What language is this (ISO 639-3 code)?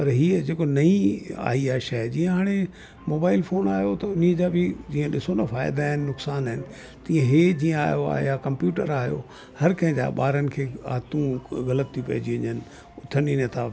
snd